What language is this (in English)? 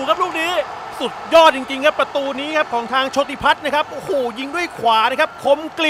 Thai